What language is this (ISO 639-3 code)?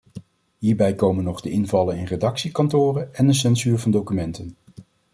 nld